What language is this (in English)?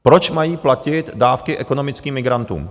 Czech